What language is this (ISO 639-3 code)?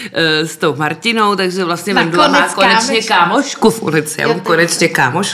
ces